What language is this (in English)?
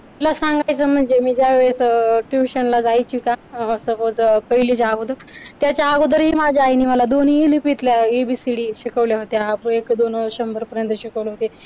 Marathi